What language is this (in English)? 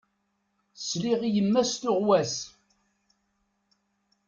Kabyle